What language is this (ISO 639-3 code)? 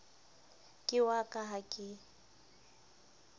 sot